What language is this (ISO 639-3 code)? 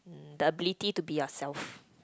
eng